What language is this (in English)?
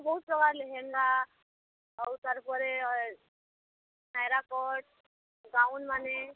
Odia